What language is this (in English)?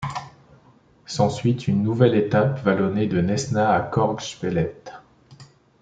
French